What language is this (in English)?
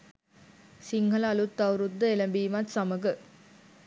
Sinhala